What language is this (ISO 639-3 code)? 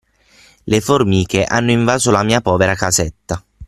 ita